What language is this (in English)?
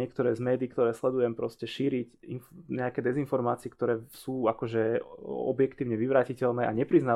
Slovak